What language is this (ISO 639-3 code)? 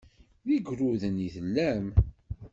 kab